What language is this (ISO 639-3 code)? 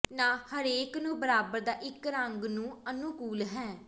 pan